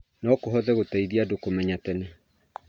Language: Kikuyu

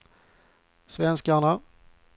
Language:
Swedish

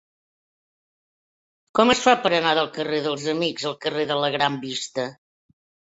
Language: Catalan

